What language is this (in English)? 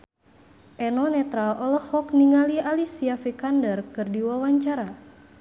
Sundanese